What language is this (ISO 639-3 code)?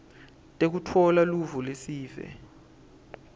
ssw